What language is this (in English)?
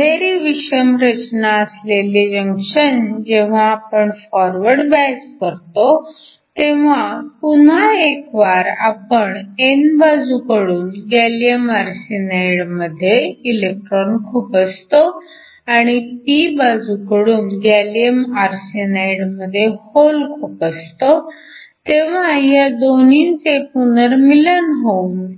Marathi